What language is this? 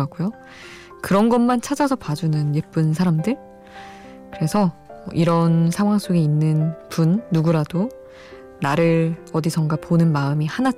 Korean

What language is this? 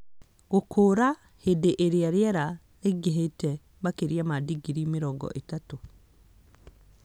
Kikuyu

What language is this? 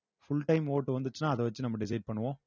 Tamil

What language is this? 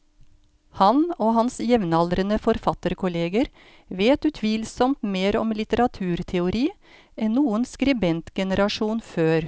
Norwegian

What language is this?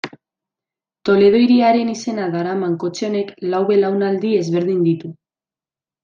Basque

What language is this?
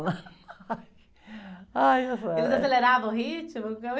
Portuguese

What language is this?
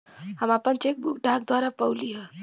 Bhojpuri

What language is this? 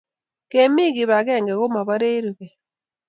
Kalenjin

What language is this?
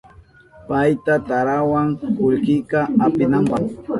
Southern Pastaza Quechua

